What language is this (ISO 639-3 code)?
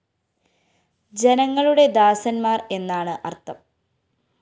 mal